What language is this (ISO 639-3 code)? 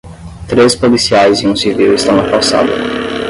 por